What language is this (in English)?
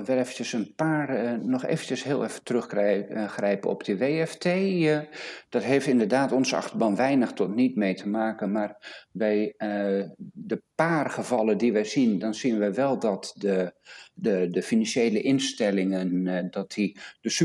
Dutch